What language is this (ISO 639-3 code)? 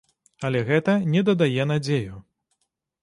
bel